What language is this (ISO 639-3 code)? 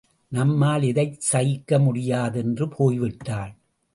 tam